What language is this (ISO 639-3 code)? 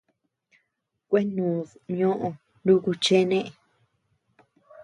cux